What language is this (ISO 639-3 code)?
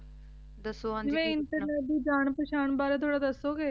pan